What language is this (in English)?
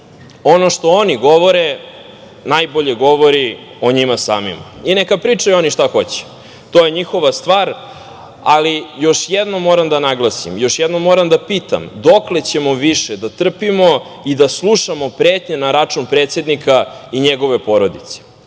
Serbian